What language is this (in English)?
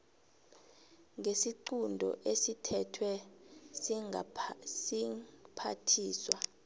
South Ndebele